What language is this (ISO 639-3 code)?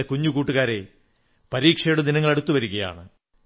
mal